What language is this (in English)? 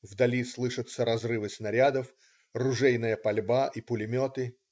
Russian